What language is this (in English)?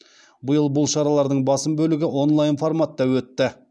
Kazakh